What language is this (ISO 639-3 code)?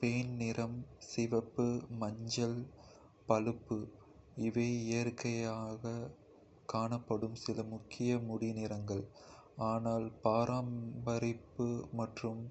kfe